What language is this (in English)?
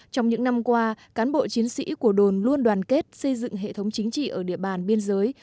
Vietnamese